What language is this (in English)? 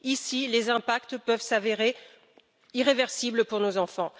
French